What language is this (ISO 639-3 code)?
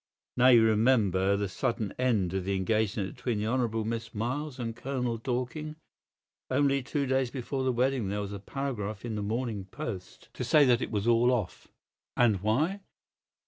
eng